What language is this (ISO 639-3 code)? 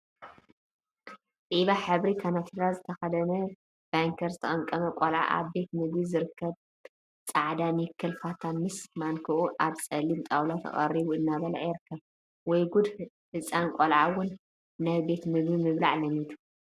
tir